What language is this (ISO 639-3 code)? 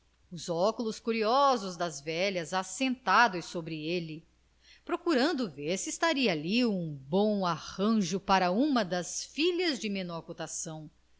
por